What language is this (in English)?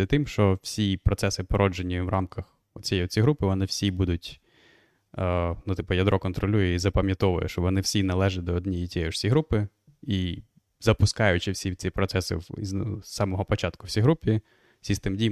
Ukrainian